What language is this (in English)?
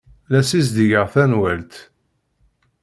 Kabyle